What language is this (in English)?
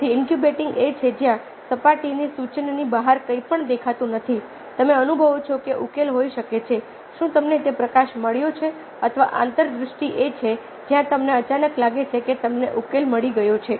Gujarati